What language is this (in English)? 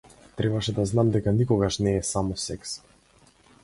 Macedonian